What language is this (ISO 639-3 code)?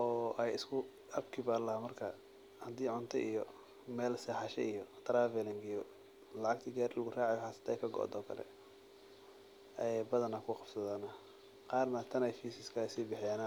som